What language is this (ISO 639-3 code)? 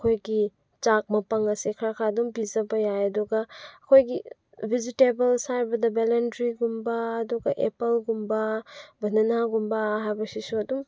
mni